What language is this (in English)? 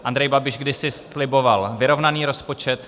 Czech